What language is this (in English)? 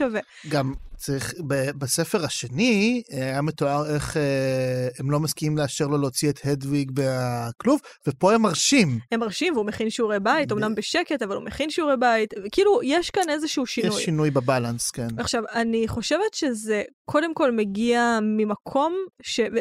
Hebrew